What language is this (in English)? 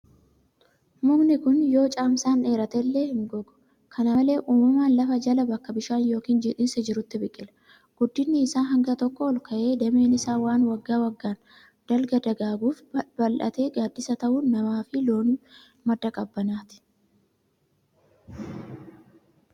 Oromo